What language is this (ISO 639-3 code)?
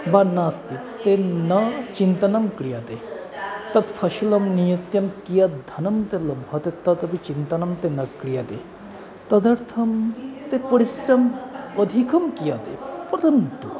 san